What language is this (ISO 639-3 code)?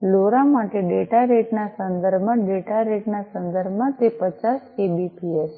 guj